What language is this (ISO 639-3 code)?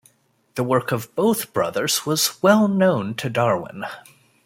eng